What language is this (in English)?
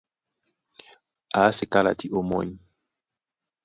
Duala